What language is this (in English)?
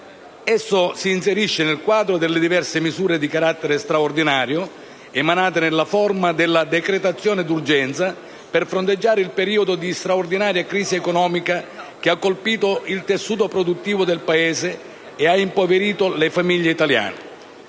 Italian